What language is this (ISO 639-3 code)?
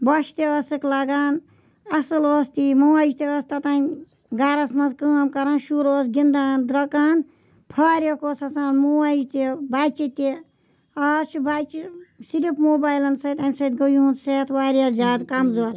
kas